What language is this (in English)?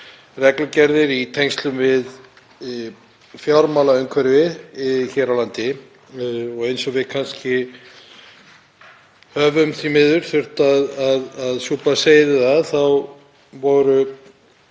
Icelandic